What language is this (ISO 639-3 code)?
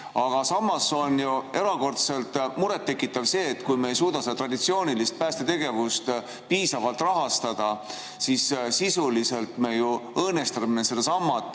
est